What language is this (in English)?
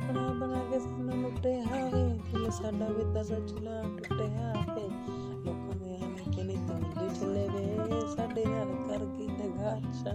Punjabi